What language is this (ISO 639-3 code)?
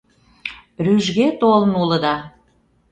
chm